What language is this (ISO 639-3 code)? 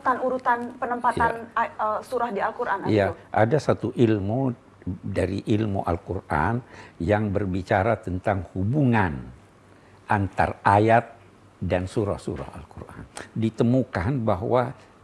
ind